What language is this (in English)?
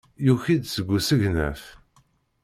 Kabyle